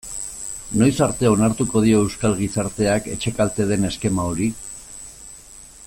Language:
Basque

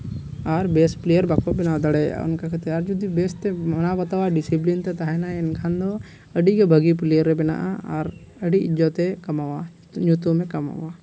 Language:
Santali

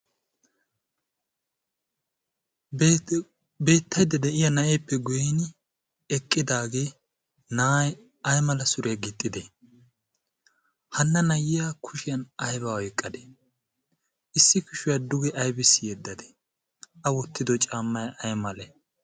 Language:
Wolaytta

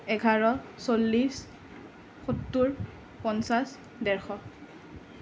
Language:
Assamese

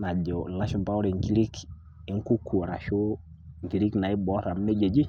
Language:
Masai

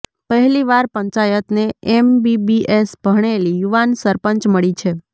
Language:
Gujarati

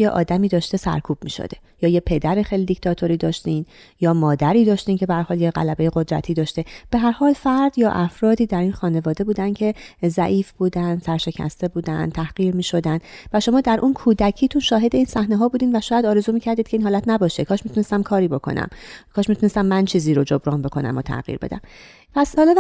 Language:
Persian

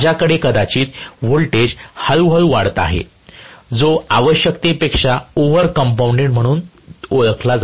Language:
Marathi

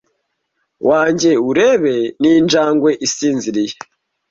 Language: Kinyarwanda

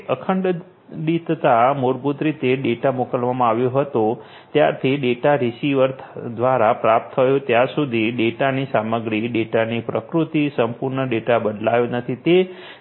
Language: Gujarati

